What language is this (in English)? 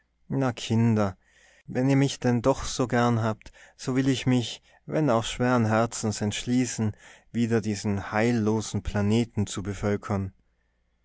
German